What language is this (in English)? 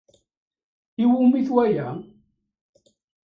Kabyle